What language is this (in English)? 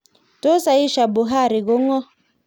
Kalenjin